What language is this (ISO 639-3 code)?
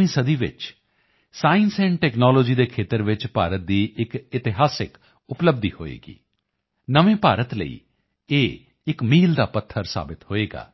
pan